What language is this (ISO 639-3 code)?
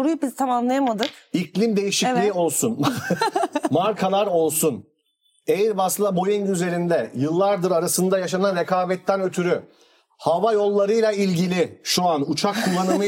tur